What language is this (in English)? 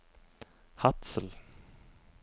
Norwegian